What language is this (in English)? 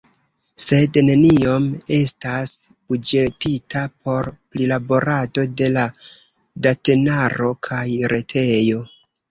Esperanto